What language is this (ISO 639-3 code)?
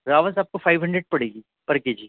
urd